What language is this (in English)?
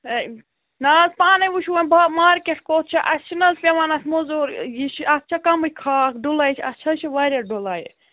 Kashmiri